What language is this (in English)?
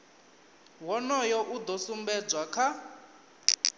Venda